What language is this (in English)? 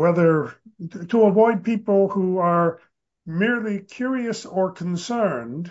English